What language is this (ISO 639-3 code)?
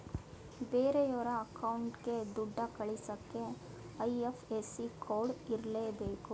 kan